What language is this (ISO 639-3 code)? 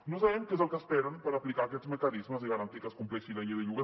cat